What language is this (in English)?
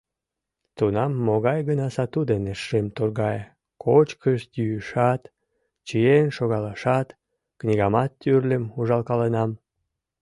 Mari